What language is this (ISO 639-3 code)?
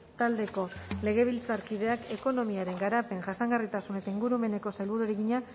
eus